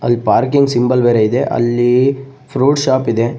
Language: Kannada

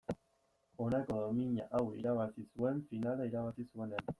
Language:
Basque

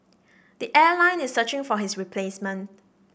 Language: English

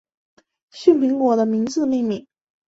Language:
Chinese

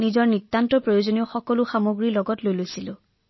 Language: Assamese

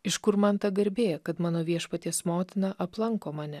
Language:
Lithuanian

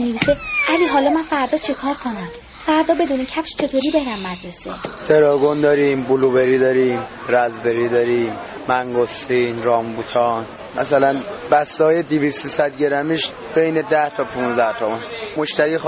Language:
Persian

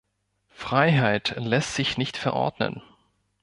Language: German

